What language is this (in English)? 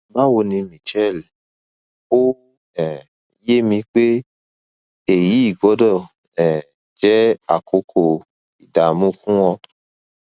Yoruba